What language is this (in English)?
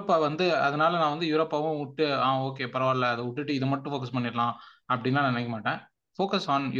Tamil